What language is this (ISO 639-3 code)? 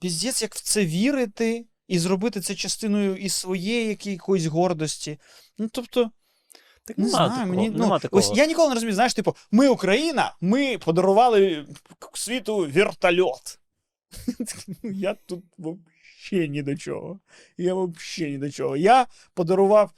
ukr